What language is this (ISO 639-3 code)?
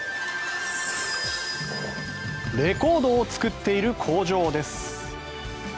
jpn